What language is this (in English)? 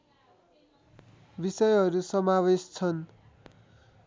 Nepali